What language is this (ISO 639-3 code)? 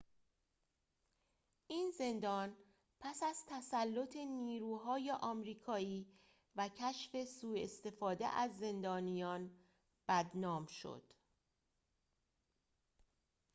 fas